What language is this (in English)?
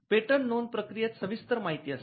Marathi